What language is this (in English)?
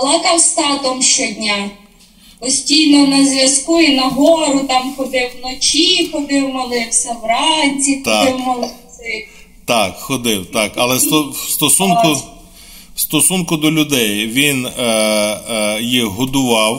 Ukrainian